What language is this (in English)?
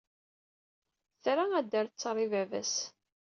Kabyle